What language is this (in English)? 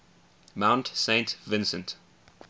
English